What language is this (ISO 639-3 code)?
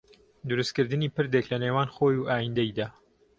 ckb